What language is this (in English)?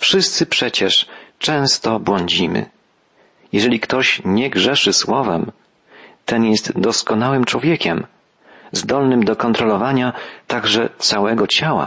Polish